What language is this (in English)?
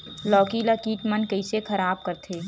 Chhattisgarhi